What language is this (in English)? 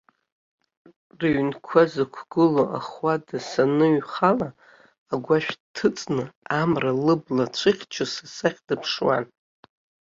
Abkhazian